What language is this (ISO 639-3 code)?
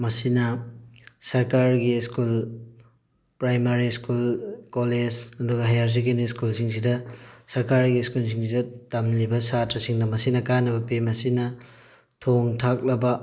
mni